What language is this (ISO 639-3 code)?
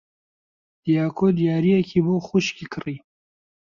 ckb